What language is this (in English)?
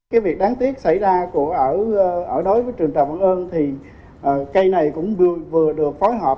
Vietnamese